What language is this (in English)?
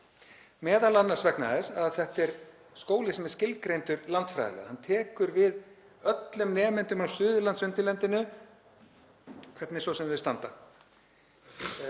Icelandic